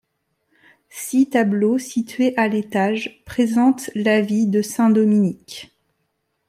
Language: French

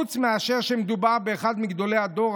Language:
Hebrew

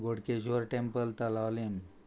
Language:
Konkani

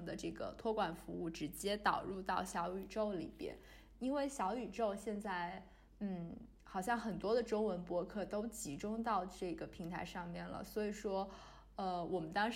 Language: Chinese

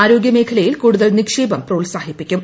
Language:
Malayalam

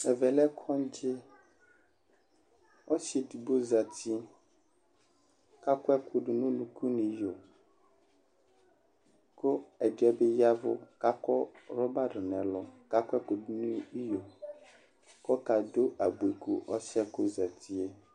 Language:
Ikposo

